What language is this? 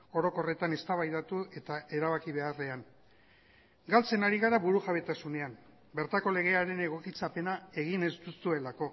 Basque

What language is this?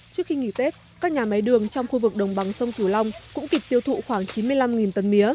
Vietnamese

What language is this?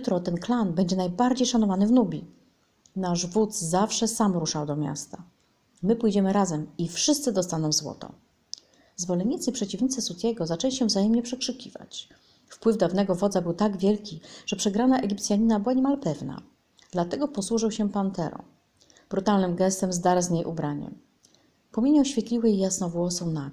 Polish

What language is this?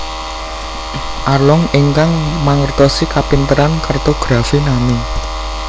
Javanese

